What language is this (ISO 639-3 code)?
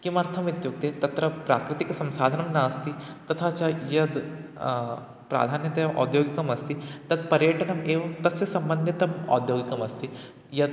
san